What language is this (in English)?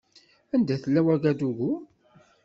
Kabyle